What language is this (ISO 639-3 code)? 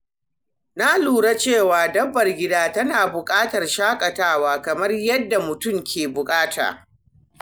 hau